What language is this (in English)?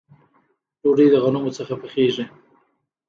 Pashto